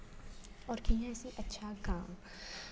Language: Dogri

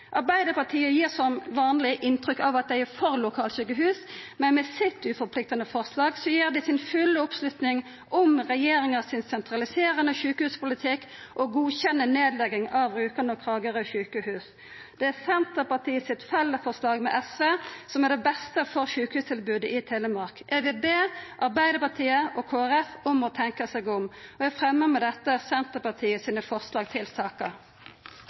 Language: Norwegian Nynorsk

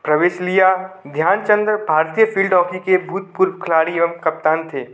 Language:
Hindi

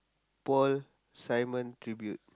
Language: English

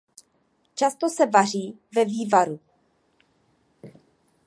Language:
Czech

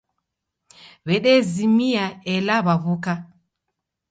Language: Taita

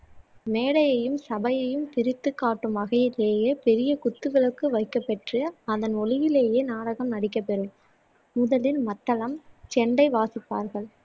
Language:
Tamil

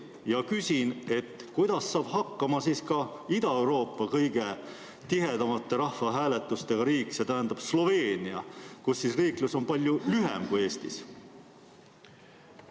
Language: Estonian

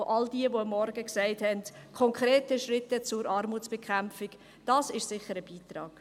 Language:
Swiss German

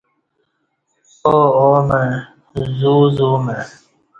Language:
Kati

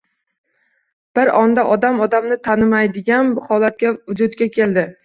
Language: Uzbek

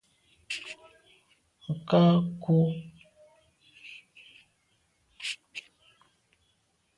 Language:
Medumba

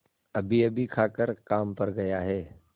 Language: Hindi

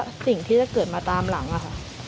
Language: Thai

